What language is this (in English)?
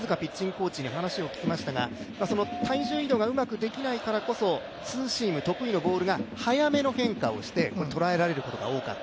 Japanese